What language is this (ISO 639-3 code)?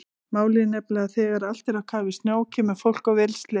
isl